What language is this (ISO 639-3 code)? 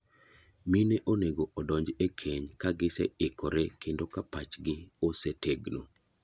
luo